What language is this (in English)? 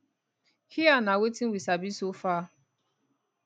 Nigerian Pidgin